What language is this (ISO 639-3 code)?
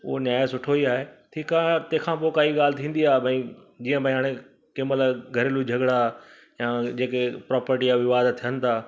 snd